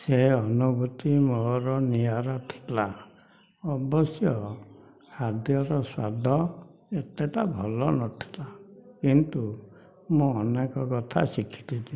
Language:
Odia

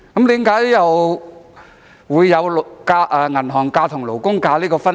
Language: Cantonese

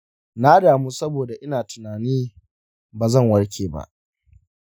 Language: Hausa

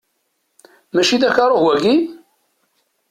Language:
Kabyle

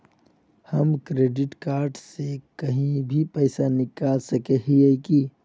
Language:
Magahi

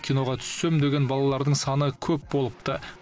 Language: Kazakh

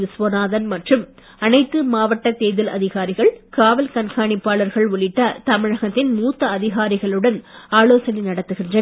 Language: Tamil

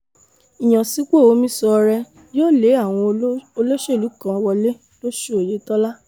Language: Yoruba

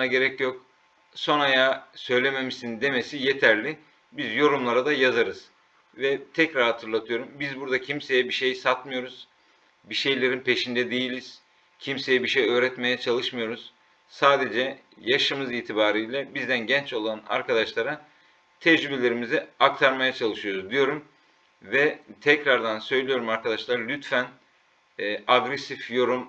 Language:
Turkish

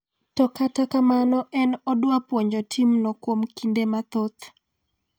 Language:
Luo (Kenya and Tanzania)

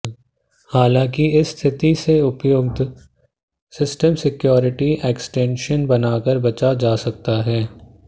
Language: Hindi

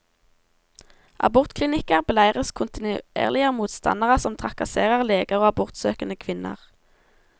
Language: Norwegian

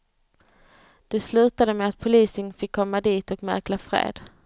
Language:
Swedish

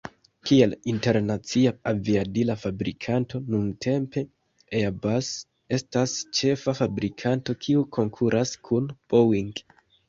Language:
Esperanto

